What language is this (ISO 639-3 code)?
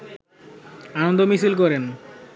ben